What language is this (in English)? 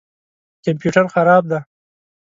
Pashto